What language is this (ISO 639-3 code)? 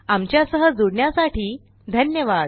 mar